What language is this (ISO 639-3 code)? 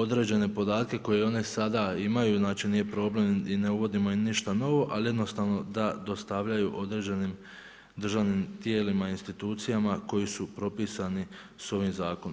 hrv